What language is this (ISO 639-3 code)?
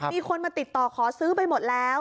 tha